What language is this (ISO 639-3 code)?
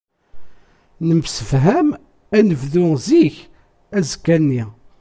kab